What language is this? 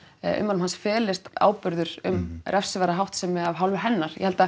Icelandic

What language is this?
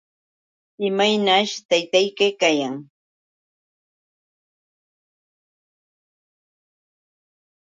Yauyos Quechua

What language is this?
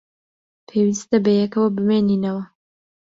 Central Kurdish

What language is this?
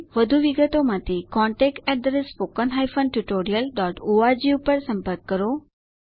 Gujarati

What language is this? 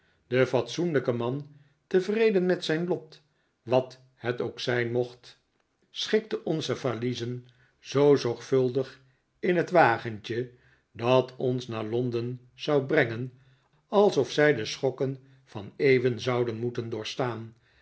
Dutch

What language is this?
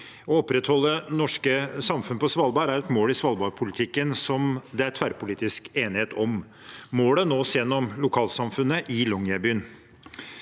Norwegian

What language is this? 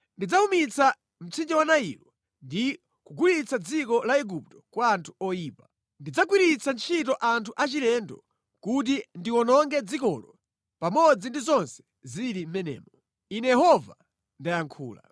Nyanja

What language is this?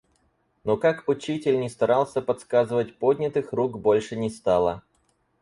Russian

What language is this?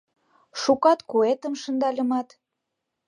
Mari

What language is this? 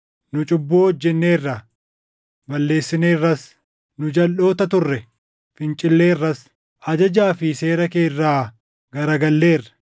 Oromo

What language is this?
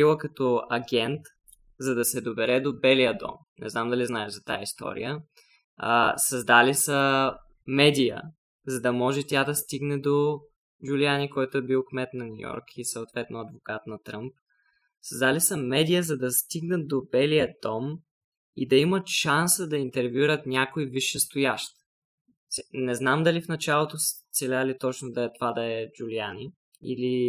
Bulgarian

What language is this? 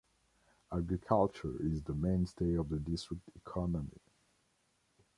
English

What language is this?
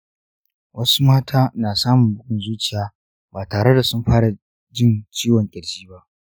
Hausa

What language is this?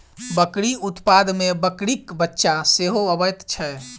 Maithili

